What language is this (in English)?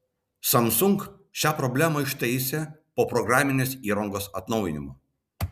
Lithuanian